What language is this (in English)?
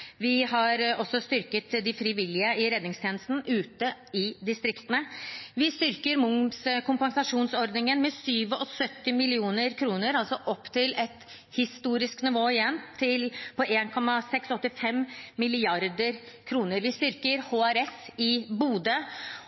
Norwegian Bokmål